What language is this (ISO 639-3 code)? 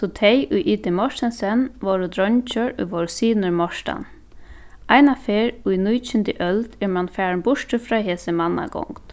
fao